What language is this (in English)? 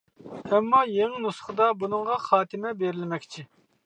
Uyghur